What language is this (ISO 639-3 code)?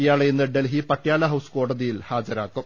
mal